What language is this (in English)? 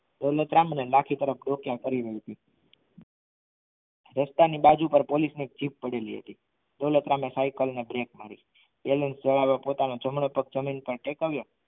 Gujarati